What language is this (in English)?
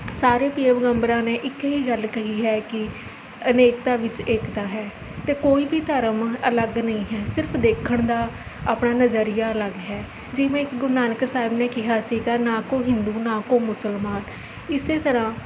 Punjabi